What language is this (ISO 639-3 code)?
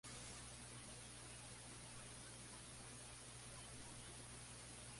spa